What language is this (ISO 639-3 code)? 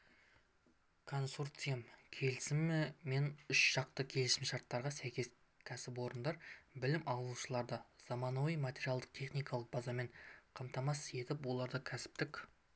kaz